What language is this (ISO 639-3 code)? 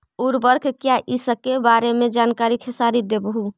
mag